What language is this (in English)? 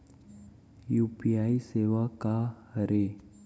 Chhattisgarhi